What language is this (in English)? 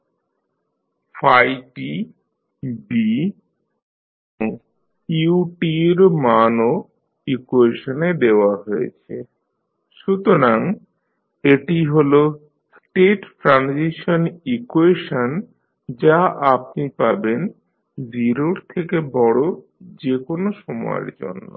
Bangla